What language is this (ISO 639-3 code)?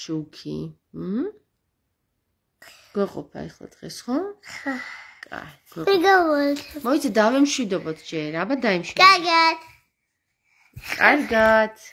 ron